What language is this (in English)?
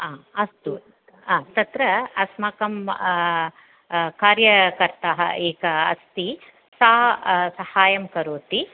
Sanskrit